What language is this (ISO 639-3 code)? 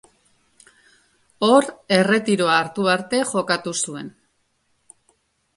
eus